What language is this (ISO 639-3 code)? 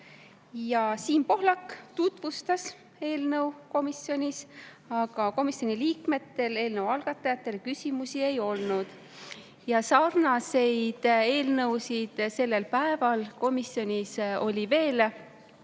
est